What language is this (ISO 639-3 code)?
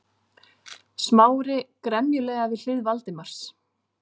isl